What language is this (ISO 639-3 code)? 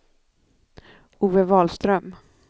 swe